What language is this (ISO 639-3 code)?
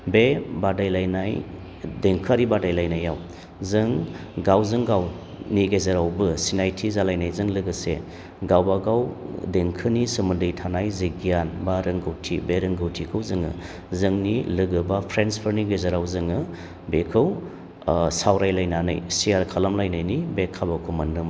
brx